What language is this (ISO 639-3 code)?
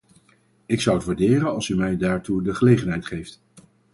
nld